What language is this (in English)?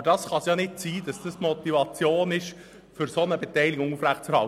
Swiss German